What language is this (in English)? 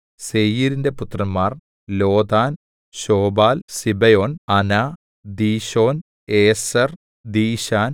Malayalam